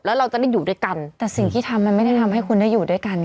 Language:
Thai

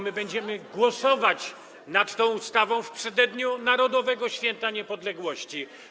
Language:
Polish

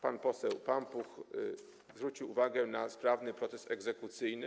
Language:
Polish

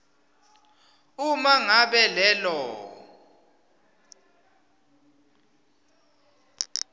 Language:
Swati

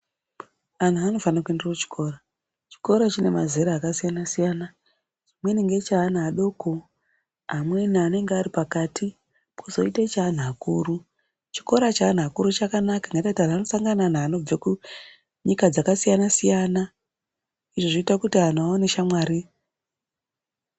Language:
Ndau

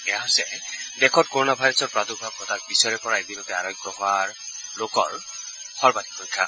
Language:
Assamese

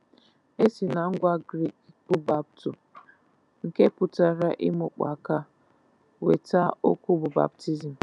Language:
Igbo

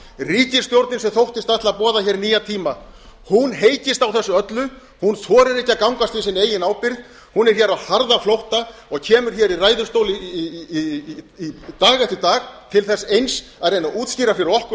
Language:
Icelandic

